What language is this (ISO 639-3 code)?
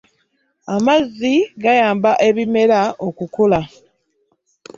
lug